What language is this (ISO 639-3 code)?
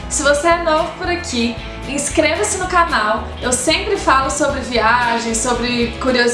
por